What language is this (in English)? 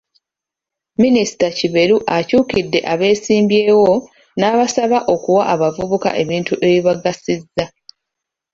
Ganda